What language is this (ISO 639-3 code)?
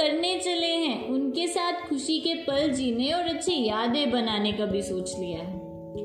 hin